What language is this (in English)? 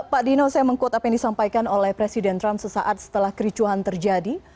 Indonesian